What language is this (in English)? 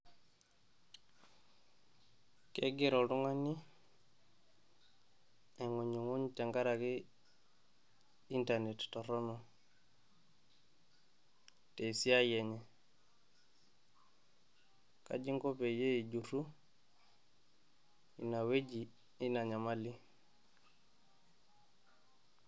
Masai